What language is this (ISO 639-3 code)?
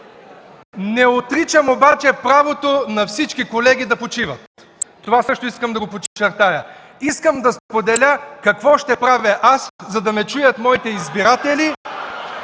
bul